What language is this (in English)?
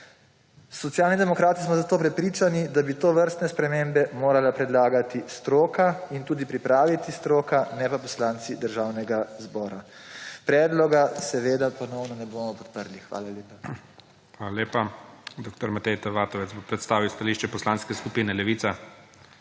Slovenian